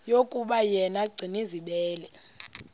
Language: Xhosa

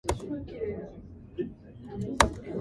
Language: English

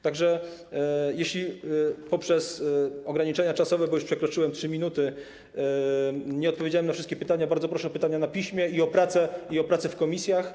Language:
Polish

